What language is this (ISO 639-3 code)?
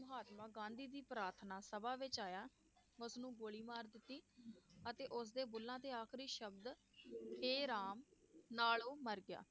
pan